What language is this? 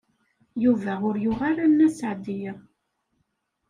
Kabyle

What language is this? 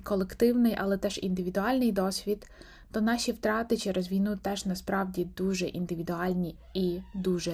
Ukrainian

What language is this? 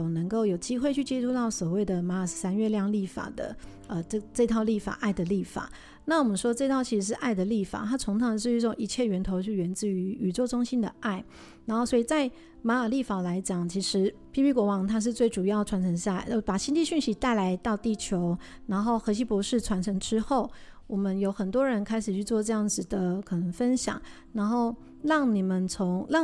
Chinese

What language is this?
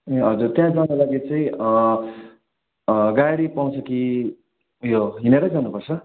Nepali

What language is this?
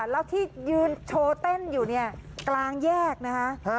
Thai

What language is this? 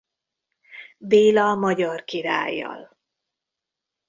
Hungarian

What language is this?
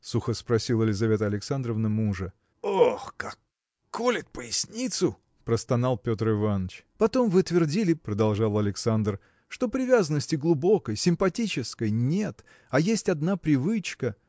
Russian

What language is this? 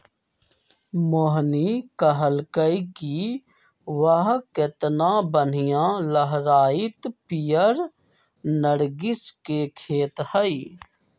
Magahi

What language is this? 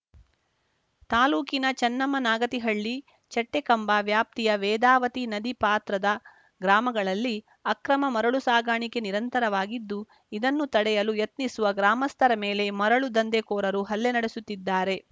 Kannada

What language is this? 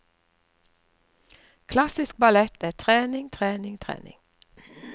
Norwegian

